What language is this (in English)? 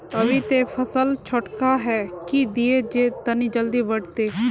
Magahi